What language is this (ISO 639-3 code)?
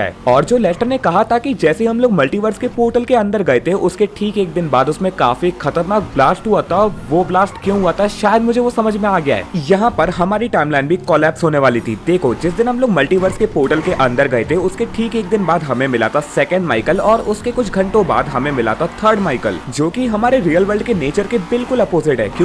hin